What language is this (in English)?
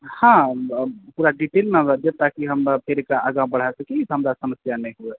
Maithili